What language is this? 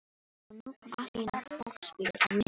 Icelandic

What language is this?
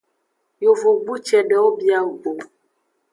Aja (Benin)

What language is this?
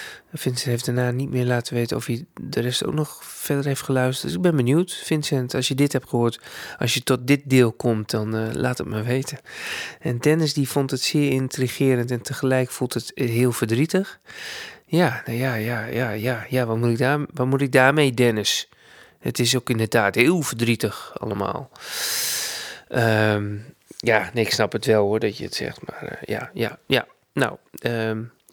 Dutch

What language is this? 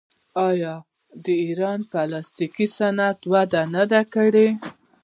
Pashto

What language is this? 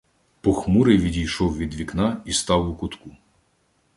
Ukrainian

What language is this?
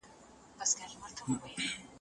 Pashto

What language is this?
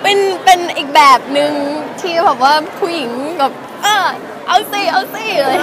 Thai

